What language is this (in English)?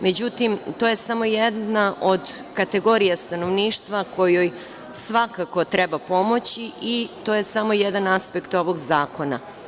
Serbian